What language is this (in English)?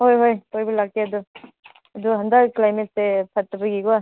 Manipuri